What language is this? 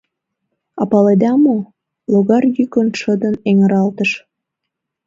Mari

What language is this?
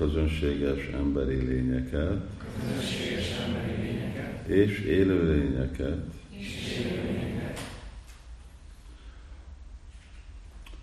Hungarian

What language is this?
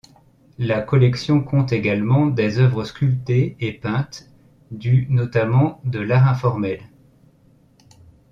French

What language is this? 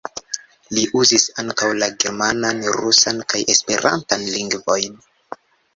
Esperanto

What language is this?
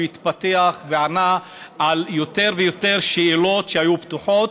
Hebrew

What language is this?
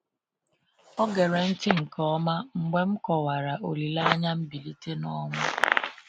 Igbo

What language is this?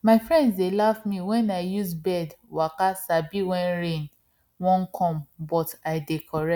Nigerian Pidgin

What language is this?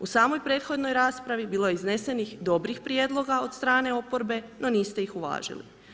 Croatian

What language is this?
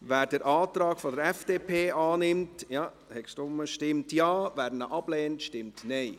Swiss German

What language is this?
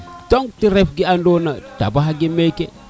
Serer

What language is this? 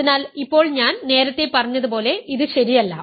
Malayalam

